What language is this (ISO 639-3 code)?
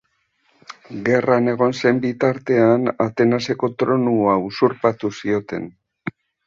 eus